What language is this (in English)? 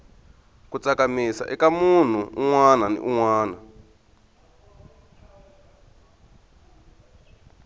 Tsonga